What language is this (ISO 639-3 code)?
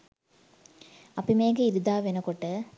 sin